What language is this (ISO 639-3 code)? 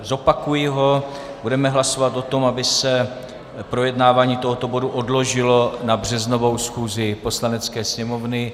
ces